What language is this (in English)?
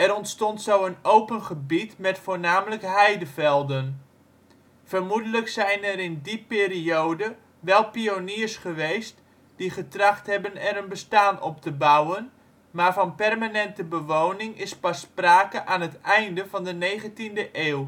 Dutch